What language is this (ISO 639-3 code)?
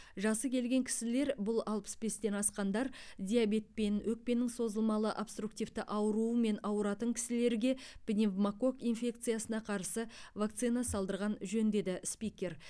kaz